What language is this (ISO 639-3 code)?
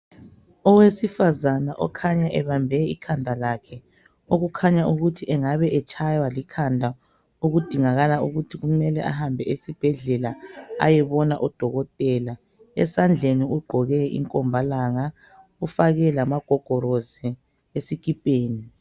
nde